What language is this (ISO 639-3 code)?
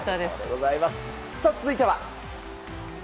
jpn